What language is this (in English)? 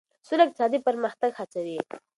Pashto